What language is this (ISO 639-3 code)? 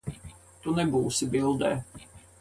lav